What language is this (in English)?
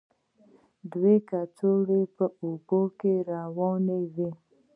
Pashto